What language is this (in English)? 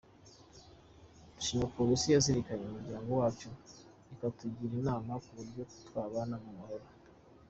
Kinyarwanda